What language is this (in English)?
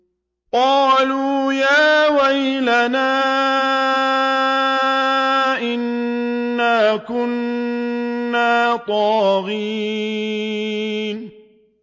Arabic